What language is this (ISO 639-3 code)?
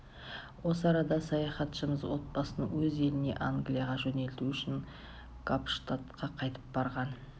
kaz